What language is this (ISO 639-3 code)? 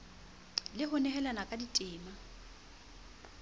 sot